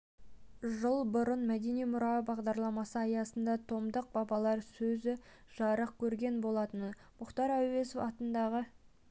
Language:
Kazakh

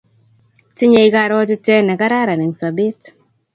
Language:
Kalenjin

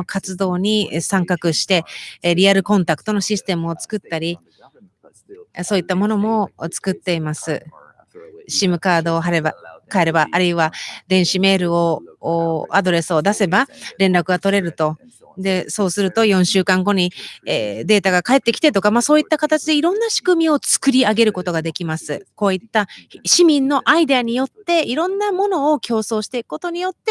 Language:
Japanese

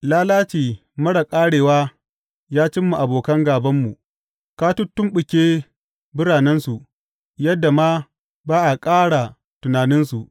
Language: Hausa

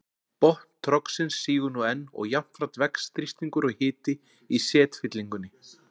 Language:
Icelandic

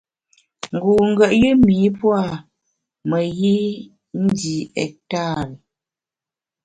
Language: Bamun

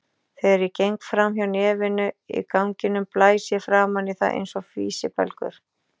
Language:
Icelandic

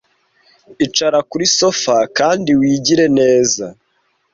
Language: Kinyarwanda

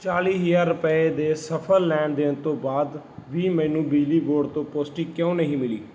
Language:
Punjabi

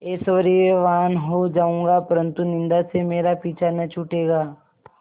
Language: Hindi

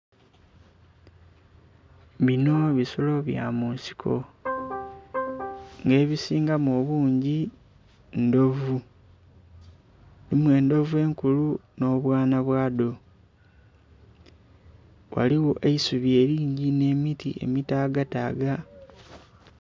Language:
Soga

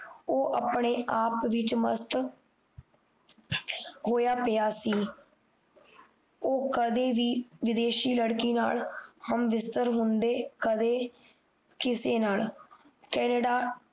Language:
Punjabi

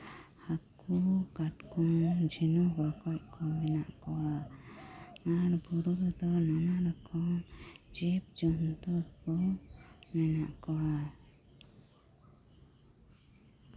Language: Santali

